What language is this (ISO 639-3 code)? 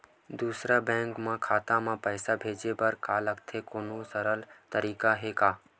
hne